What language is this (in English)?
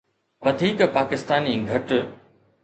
Sindhi